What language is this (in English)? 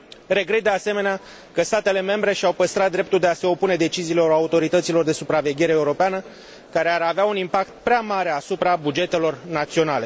Romanian